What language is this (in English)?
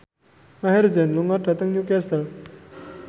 Javanese